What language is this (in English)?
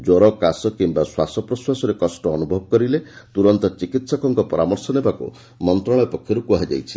Odia